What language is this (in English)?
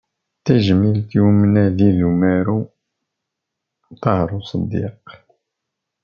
Kabyle